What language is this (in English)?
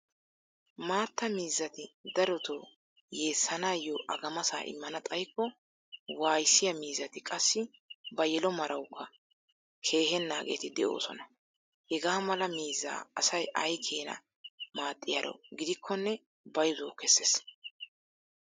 Wolaytta